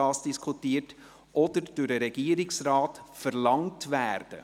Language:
Swiss German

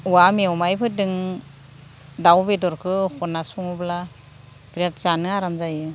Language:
Bodo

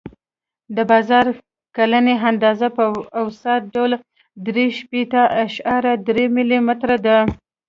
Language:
Pashto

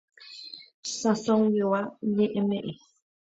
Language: Guarani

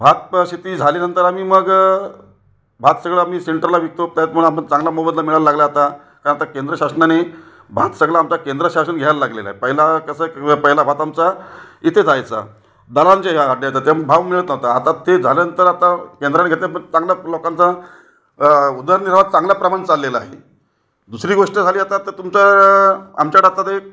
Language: Marathi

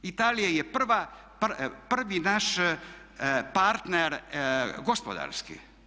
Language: Croatian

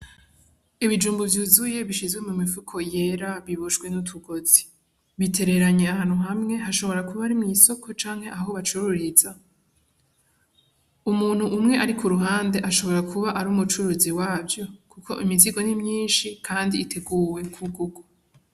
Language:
Rundi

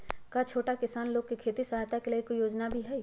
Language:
Magahi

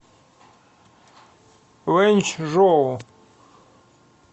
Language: Russian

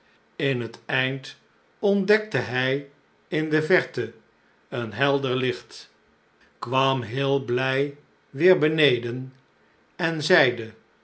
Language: Dutch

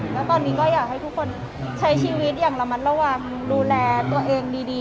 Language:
Thai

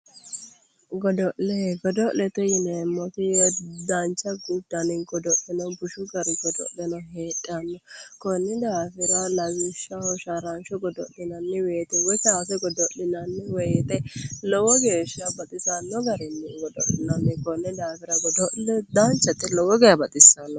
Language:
Sidamo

